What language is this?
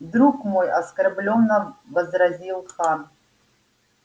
Russian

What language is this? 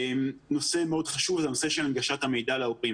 Hebrew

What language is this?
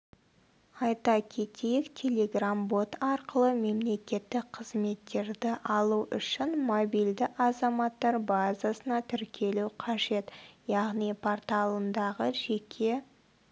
Kazakh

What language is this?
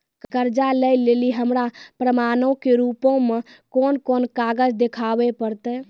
Maithili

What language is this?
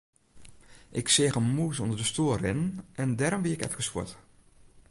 Western Frisian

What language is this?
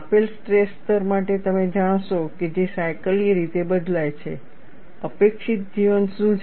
Gujarati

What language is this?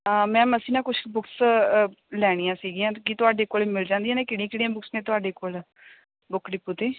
Punjabi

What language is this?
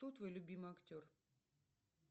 Russian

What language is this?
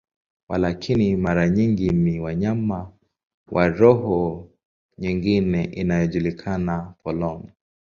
Swahili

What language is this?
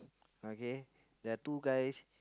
English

